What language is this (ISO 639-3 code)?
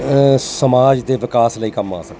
pan